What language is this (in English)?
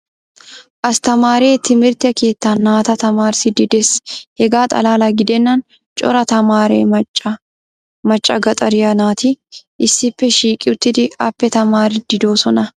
Wolaytta